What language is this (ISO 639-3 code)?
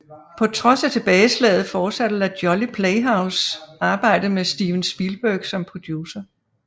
dan